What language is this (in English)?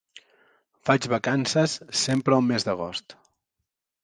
Catalan